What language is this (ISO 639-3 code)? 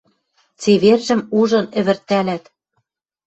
mrj